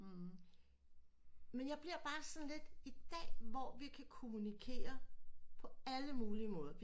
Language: Danish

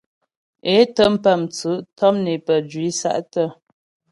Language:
Ghomala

